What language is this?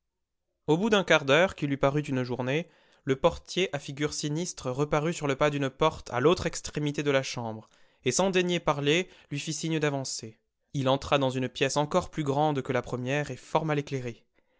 French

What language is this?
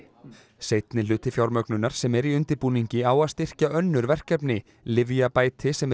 Icelandic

